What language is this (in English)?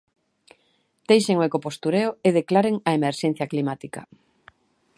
Galician